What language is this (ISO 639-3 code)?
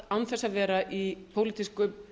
isl